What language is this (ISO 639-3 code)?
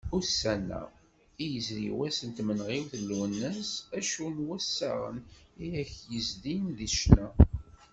kab